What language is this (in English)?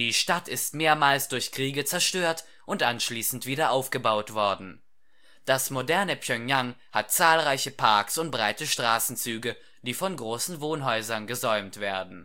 German